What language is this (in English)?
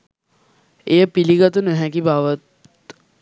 Sinhala